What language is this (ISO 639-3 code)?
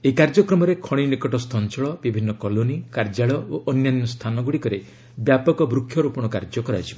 ori